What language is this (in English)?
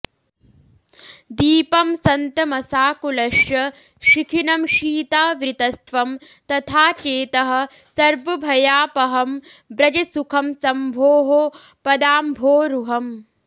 Sanskrit